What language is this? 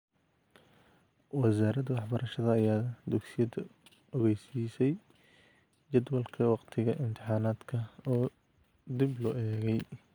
Somali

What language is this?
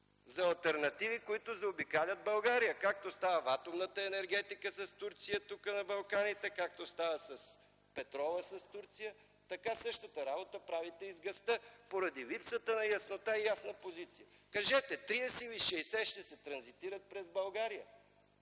Bulgarian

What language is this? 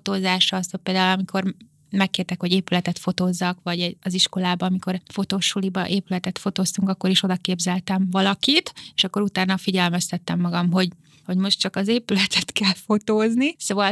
Hungarian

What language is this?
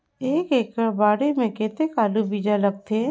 Chhattisgarhi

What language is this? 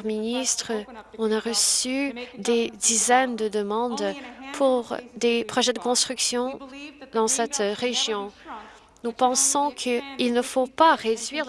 French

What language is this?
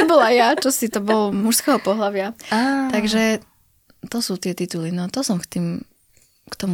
Slovak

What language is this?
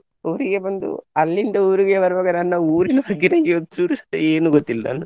Kannada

